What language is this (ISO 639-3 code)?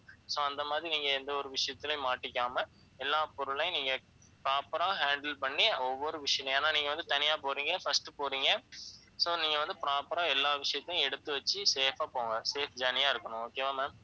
tam